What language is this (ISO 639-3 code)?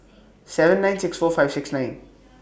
eng